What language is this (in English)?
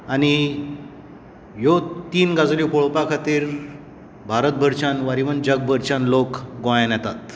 Konkani